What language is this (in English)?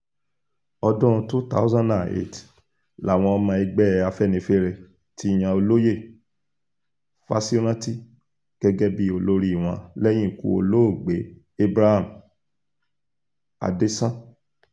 Yoruba